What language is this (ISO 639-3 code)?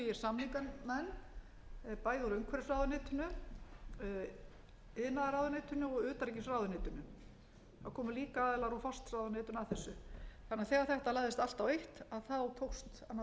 isl